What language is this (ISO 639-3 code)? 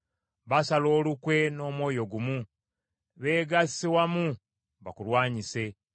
lug